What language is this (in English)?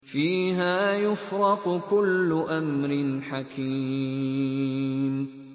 Arabic